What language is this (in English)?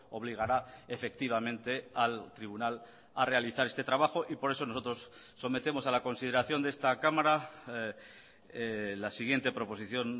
Spanish